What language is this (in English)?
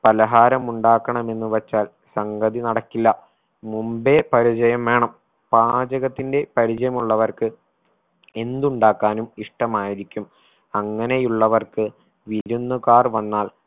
Malayalam